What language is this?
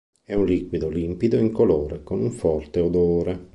Italian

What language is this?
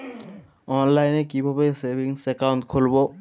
Bangla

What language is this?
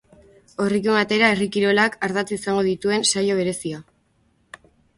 Basque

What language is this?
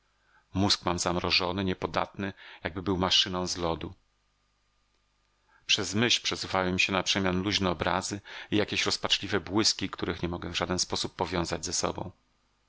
Polish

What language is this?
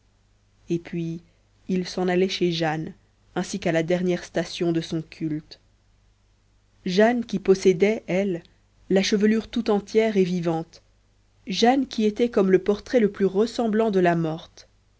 French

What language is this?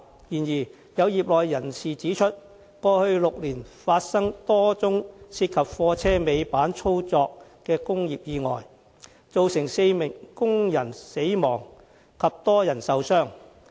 Cantonese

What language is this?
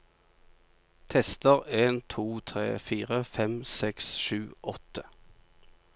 Norwegian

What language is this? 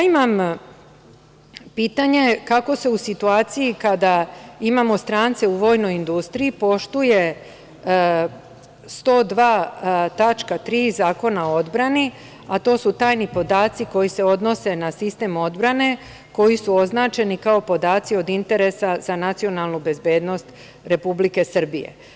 Serbian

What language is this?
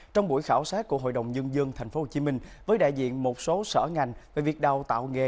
Vietnamese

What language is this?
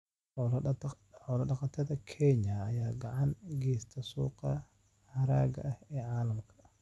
Somali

